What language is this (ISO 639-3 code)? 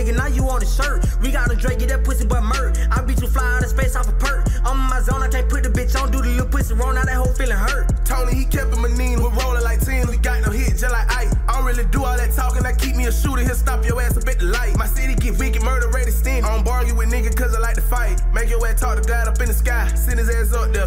eng